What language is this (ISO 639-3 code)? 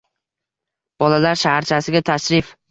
uzb